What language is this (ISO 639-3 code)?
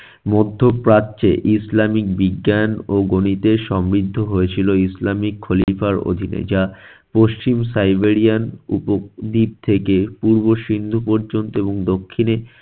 ben